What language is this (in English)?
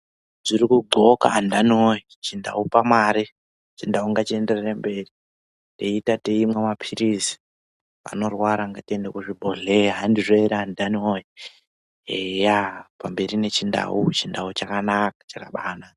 Ndau